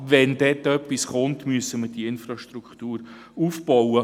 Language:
Swiss German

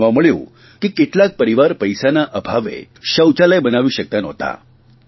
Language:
Gujarati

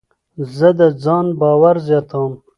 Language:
Pashto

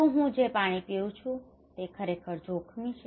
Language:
Gujarati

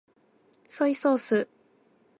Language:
Japanese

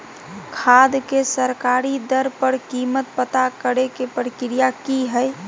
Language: Magahi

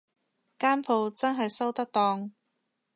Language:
Cantonese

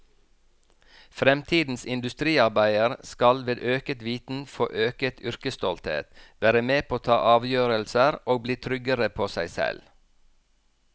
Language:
Norwegian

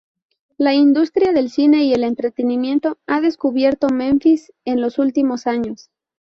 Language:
Spanish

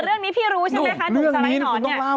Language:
Thai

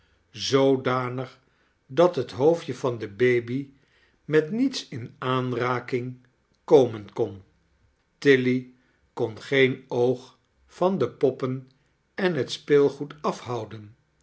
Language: Dutch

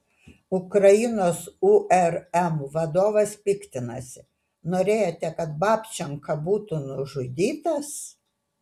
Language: Lithuanian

